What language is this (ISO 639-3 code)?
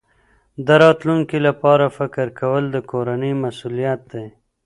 pus